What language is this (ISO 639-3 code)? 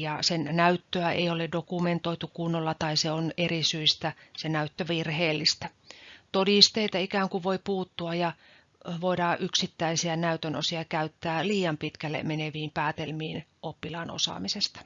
fin